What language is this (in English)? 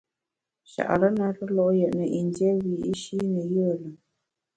Bamun